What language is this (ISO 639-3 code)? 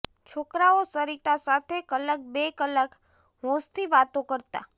guj